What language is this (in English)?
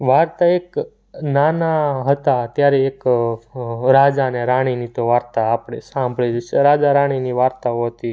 Gujarati